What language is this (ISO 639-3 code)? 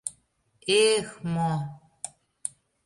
chm